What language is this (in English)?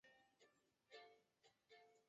Chinese